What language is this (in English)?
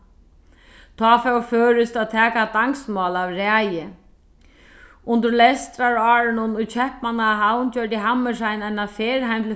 Faroese